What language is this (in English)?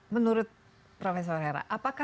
Indonesian